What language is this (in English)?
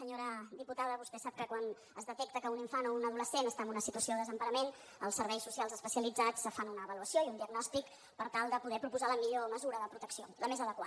Catalan